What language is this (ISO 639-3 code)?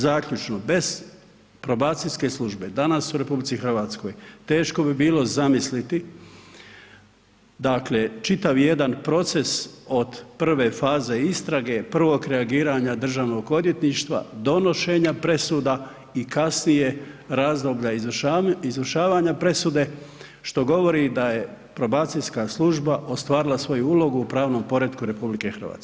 hrv